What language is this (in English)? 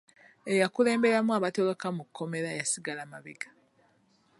Ganda